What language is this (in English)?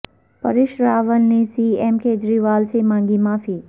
Urdu